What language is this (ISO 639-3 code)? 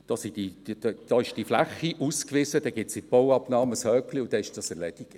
gsw